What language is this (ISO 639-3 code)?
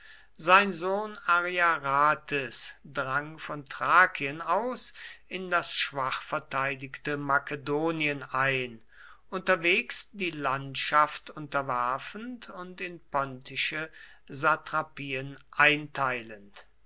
deu